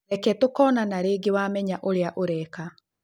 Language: Kikuyu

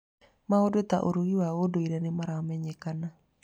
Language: Kikuyu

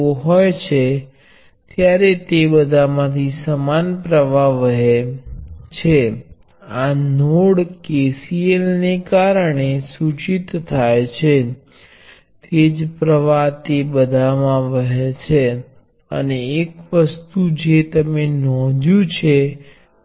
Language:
Gujarati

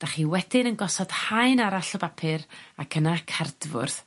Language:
Welsh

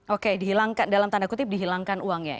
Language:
Indonesian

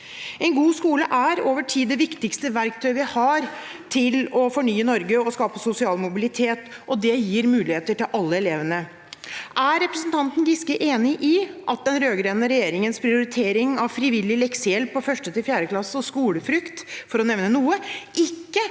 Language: Norwegian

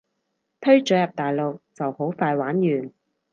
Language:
Cantonese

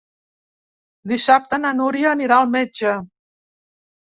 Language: Catalan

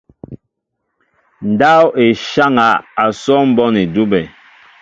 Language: Mbo (Cameroon)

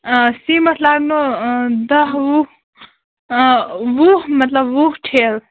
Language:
Kashmiri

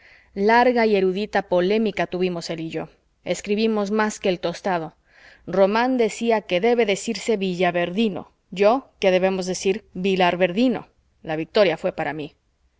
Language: Spanish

